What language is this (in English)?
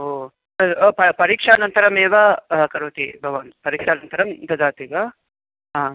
Sanskrit